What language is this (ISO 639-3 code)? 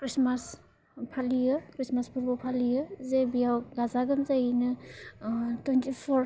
brx